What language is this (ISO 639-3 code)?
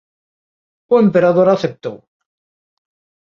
glg